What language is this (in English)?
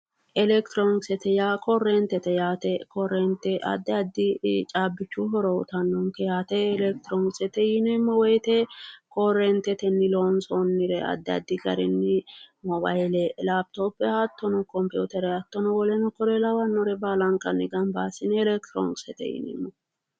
Sidamo